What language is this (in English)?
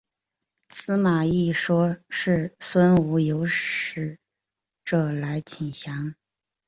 Chinese